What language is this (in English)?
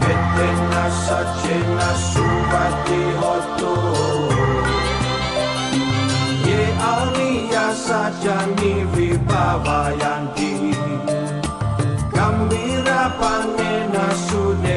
Indonesian